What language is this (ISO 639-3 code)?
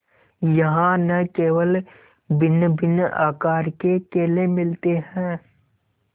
hin